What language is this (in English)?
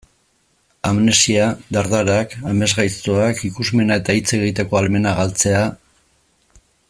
Basque